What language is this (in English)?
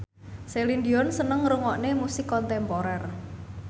Javanese